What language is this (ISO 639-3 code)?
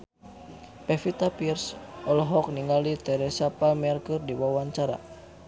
sun